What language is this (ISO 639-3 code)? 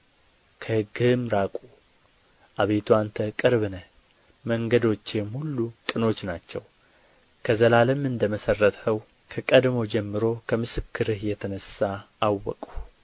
amh